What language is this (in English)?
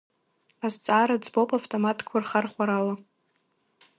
Abkhazian